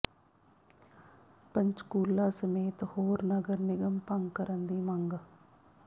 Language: Punjabi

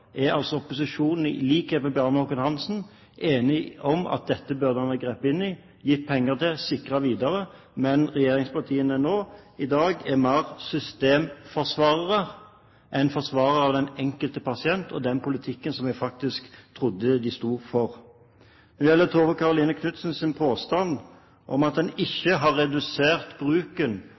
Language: Norwegian Bokmål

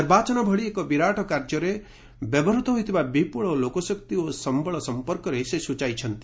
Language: Odia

